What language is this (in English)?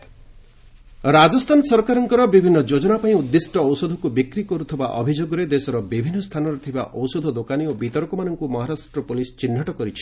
Odia